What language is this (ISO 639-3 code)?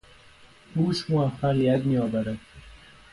fas